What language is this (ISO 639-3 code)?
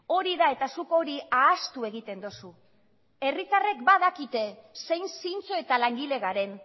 eus